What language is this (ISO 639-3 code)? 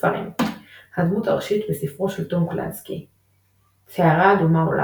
heb